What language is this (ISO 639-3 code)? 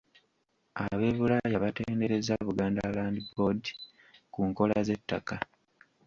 lug